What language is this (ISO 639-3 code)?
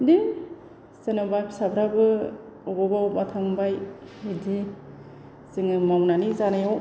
brx